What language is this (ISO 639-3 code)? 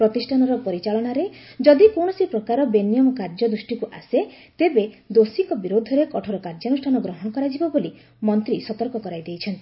ori